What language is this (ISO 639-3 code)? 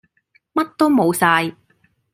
yue